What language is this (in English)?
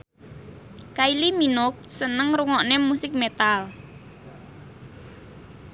Javanese